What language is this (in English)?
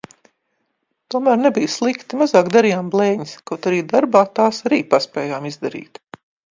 Latvian